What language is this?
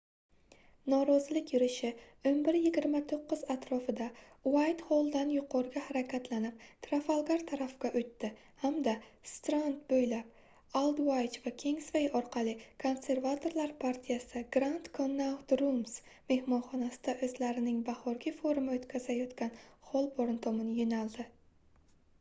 Uzbek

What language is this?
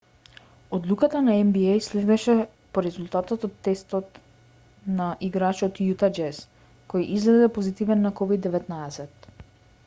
Macedonian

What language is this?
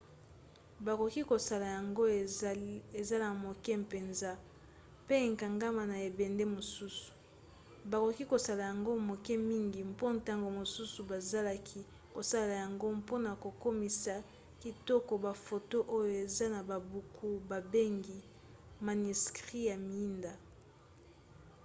Lingala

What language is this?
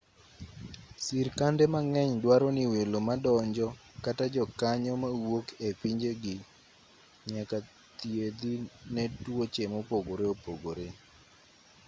Luo (Kenya and Tanzania)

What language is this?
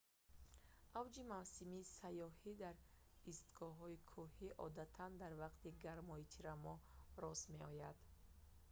Tajik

